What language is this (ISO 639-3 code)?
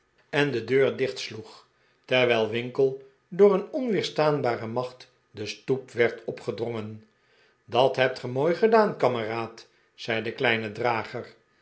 nld